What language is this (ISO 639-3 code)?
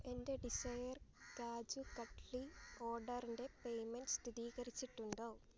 mal